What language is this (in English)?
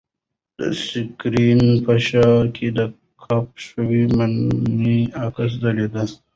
Pashto